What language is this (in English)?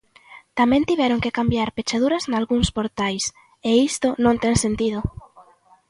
Galician